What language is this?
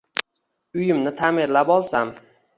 Uzbek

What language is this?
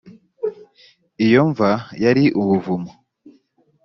Kinyarwanda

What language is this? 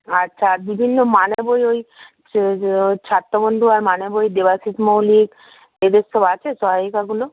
Bangla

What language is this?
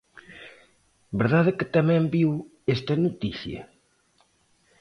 Galician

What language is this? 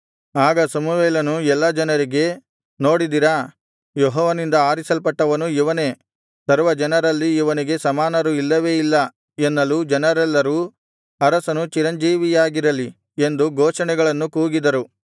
Kannada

